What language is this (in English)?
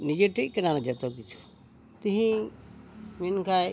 Santali